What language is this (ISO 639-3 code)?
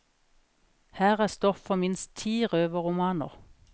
nor